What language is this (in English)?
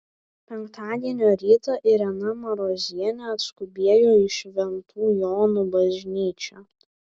Lithuanian